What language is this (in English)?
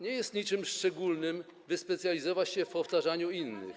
Polish